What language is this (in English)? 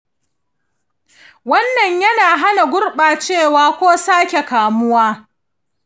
Hausa